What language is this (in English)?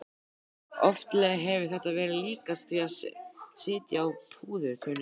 Icelandic